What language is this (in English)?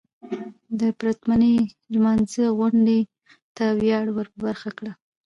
Pashto